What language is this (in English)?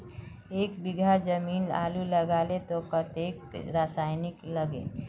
Magahi